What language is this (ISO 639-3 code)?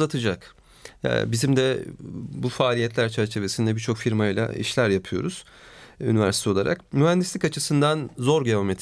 tur